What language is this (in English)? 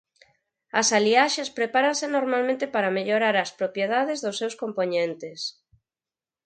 Galician